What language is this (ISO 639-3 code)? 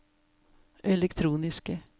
nor